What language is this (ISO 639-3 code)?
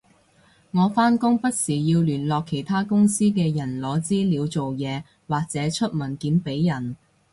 yue